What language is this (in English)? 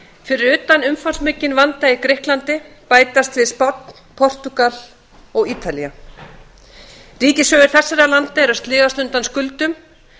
Icelandic